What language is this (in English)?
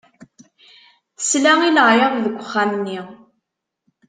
Kabyle